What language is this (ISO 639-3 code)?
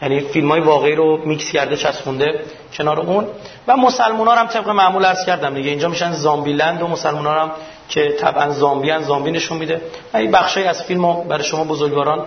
fas